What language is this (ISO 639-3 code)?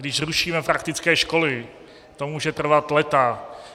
ces